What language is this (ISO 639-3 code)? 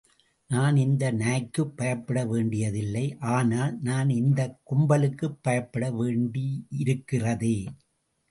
tam